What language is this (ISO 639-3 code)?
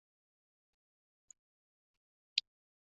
zho